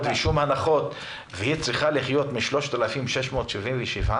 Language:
Hebrew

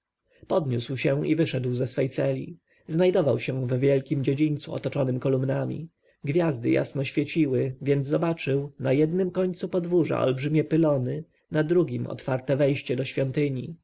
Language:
Polish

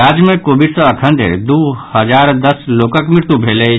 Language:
Maithili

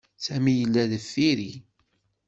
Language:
Kabyle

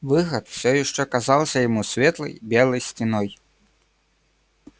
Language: Russian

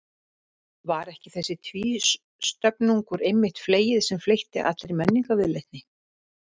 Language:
Icelandic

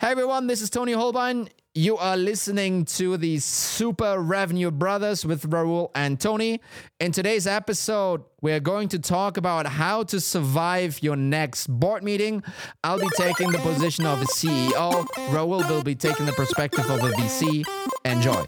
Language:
English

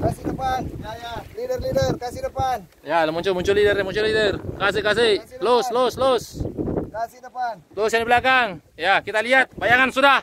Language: Indonesian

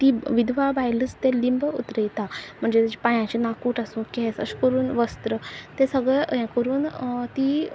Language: Konkani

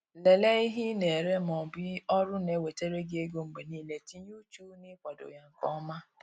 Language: Igbo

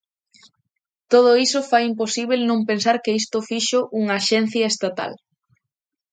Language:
Galician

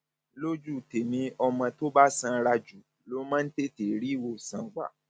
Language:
Yoruba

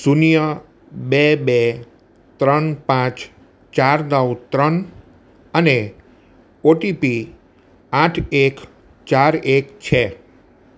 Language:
Gujarati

